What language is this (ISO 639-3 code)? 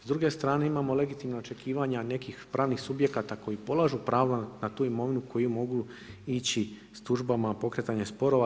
hrv